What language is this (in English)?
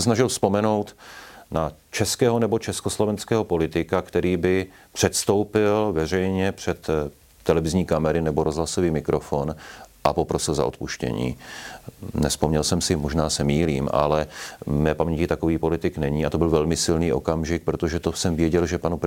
Czech